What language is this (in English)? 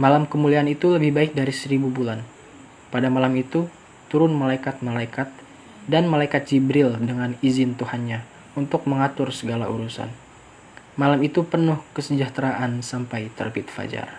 Indonesian